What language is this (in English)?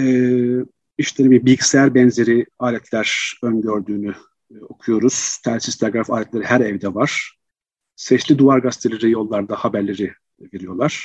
Turkish